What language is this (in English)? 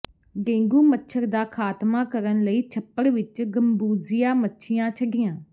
Punjabi